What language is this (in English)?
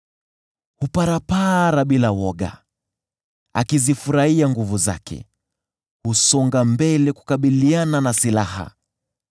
Swahili